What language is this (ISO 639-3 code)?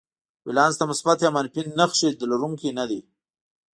pus